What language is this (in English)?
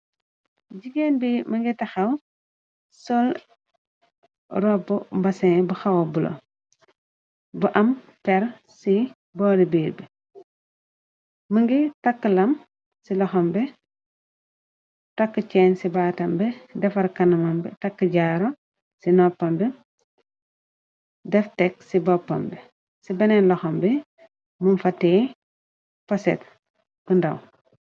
Wolof